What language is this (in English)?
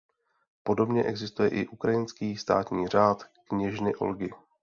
Czech